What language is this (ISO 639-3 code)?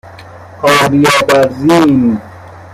fas